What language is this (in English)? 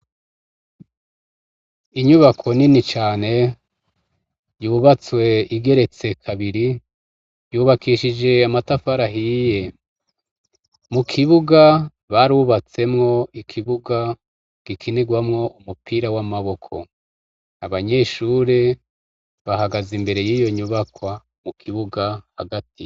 Rundi